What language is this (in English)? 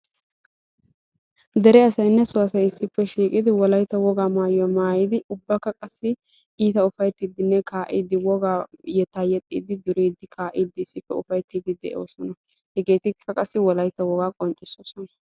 Wolaytta